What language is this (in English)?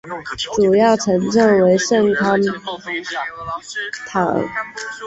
Chinese